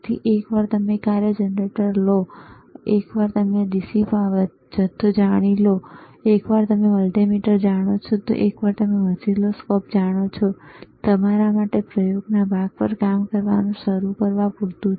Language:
Gujarati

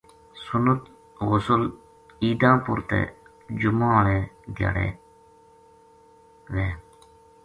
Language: Gujari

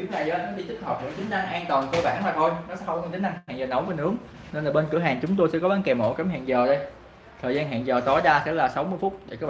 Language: Vietnamese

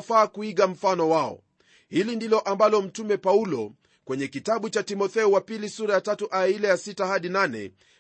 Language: Swahili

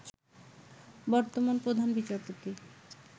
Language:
Bangla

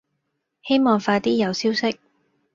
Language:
Cantonese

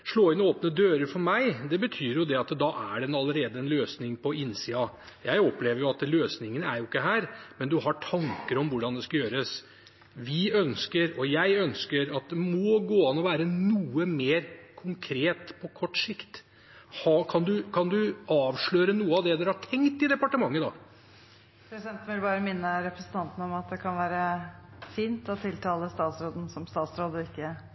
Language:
Norwegian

